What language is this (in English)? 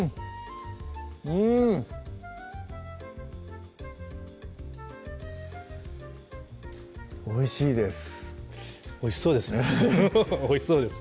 Japanese